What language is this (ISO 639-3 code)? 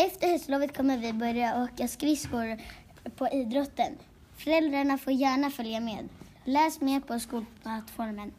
swe